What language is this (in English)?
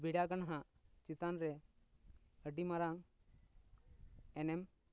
Santali